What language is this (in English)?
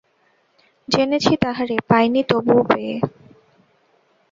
Bangla